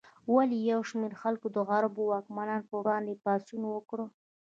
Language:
Pashto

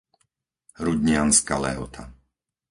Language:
Slovak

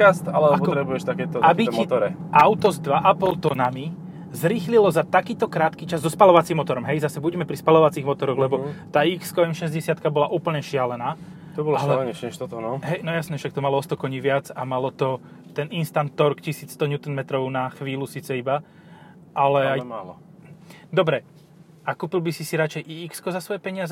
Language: Slovak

